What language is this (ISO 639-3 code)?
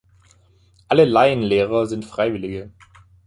deu